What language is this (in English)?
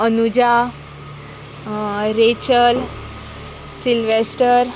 Konkani